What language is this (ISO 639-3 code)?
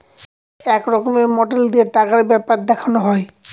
ben